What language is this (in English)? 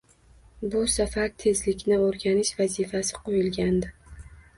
Uzbek